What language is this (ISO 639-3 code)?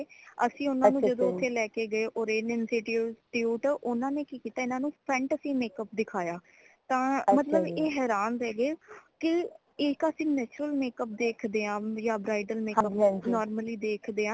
pan